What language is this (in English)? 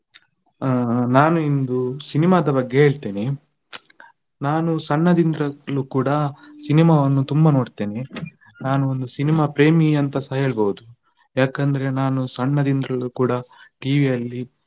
Kannada